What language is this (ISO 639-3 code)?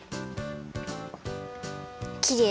jpn